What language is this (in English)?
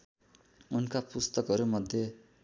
Nepali